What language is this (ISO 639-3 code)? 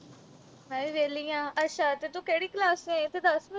pan